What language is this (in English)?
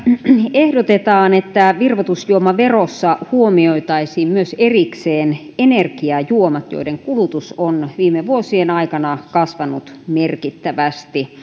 Finnish